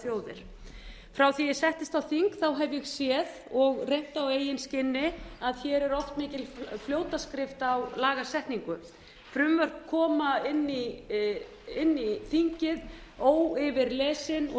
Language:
Icelandic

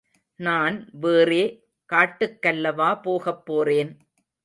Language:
Tamil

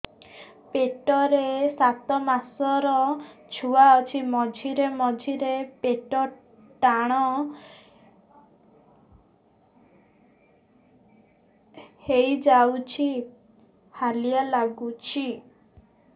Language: Odia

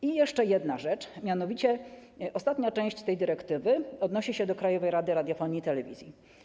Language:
Polish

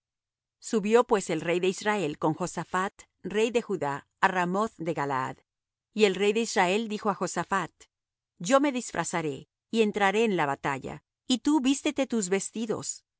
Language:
Spanish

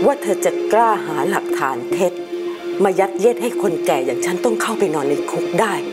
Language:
Thai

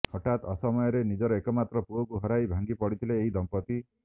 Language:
Odia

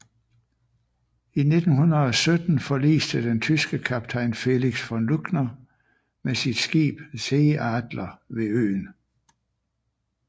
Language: Danish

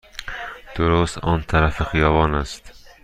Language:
Persian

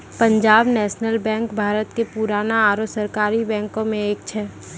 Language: Maithili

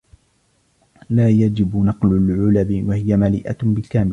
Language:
Arabic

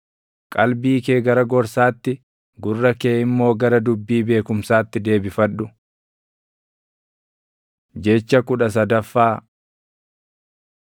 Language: Oromo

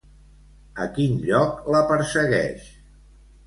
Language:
Catalan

